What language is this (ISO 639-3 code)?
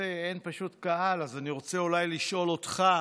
heb